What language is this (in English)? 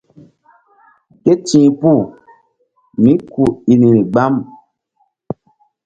Mbum